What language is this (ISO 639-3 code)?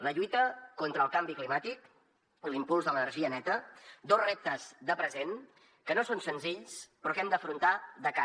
cat